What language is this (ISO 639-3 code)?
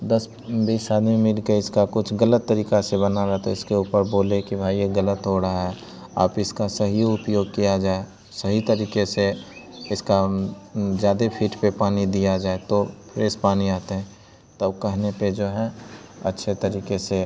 hin